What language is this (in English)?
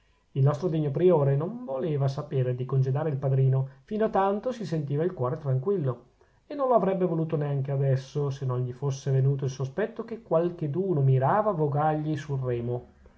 Italian